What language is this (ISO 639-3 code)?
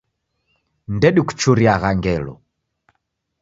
dav